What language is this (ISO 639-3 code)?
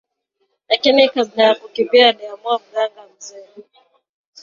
swa